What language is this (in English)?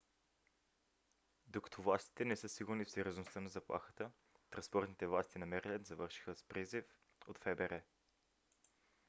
Bulgarian